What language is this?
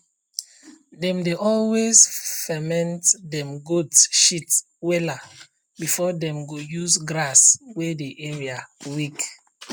Nigerian Pidgin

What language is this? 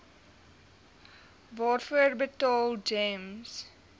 Afrikaans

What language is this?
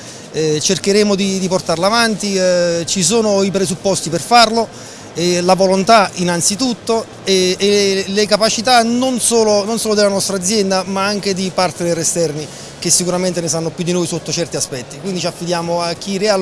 Italian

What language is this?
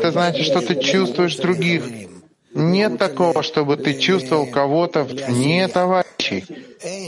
Russian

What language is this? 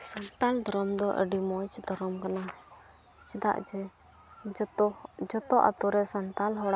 Santali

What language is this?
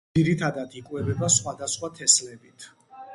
Georgian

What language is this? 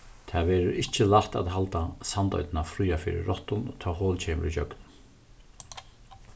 Faroese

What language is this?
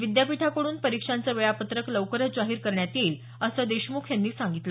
Marathi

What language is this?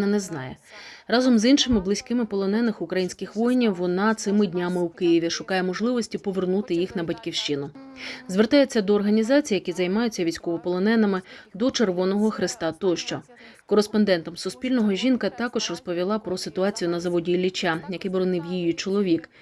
Ukrainian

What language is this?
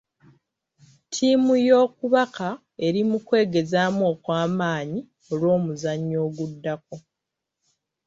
Ganda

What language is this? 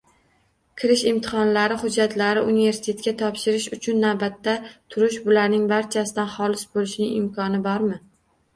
Uzbek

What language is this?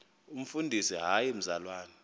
Xhosa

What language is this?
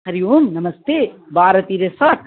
Sanskrit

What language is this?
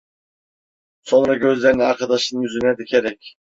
Turkish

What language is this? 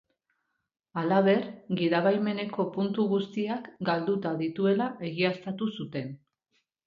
Basque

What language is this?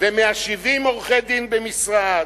Hebrew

